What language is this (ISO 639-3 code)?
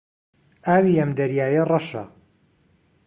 ckb